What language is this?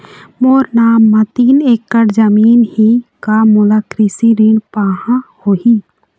Chhattisgarhi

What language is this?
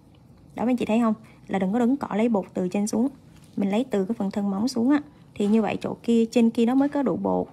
Vietnamese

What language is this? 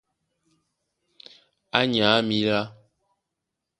Duala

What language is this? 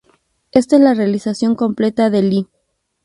Spanish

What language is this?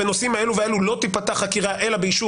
Hebrew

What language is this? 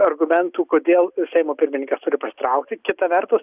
Lithuanian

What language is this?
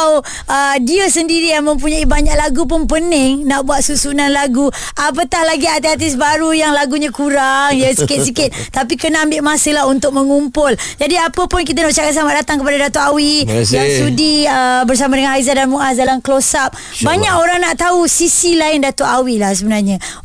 Malay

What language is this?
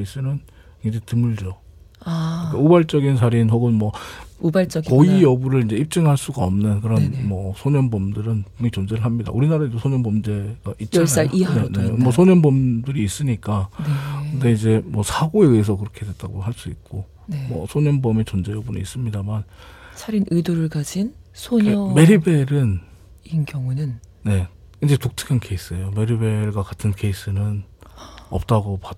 Korean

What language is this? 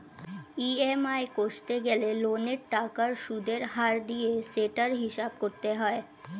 Bangla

